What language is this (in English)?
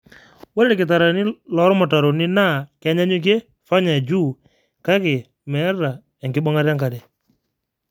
Masai